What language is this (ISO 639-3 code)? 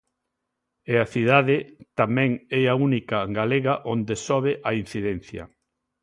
glg